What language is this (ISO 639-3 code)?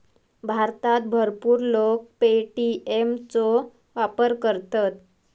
mar